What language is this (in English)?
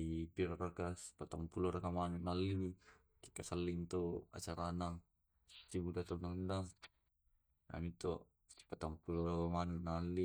Tae'